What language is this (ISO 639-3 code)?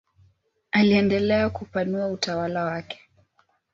swa